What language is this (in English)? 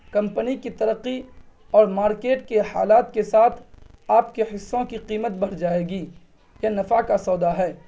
Urdu